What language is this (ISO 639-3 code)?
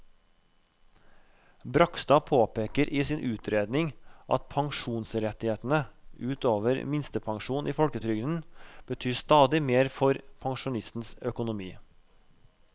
nor